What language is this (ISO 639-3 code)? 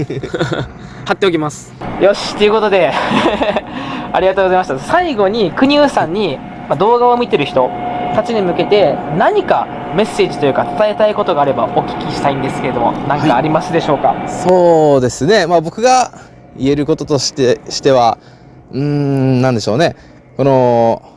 jpn